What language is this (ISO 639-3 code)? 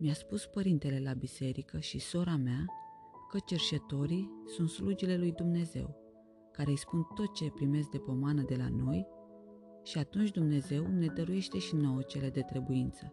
ron